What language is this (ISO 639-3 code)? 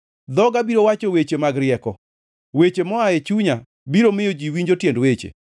luo